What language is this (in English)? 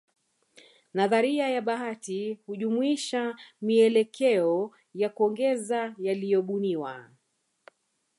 Swahili